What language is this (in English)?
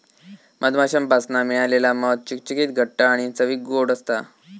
Marathi